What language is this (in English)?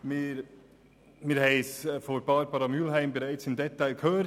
Swiss German